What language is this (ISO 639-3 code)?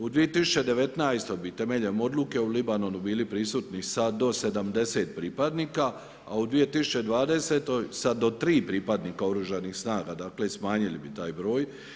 hrv